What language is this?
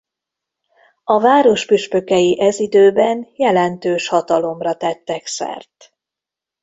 Hungarian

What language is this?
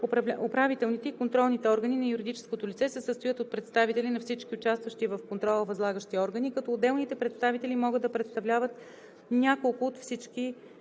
Bulgarian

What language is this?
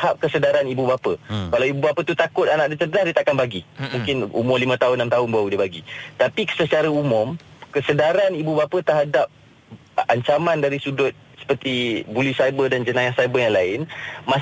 Malay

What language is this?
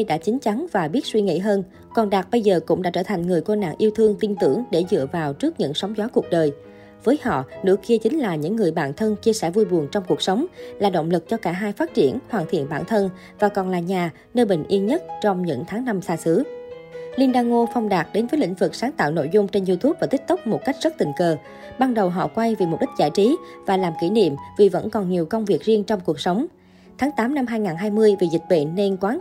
Vietnamese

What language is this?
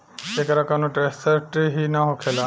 Bhojpuri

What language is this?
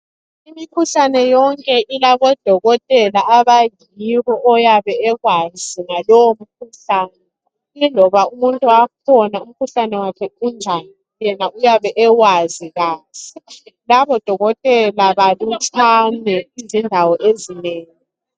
North Ndebele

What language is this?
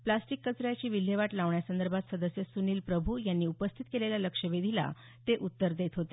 Marathi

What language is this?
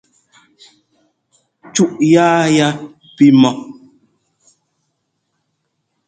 Ngomba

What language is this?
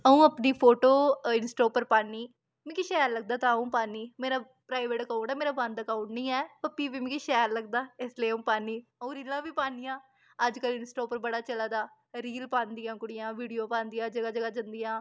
Dogri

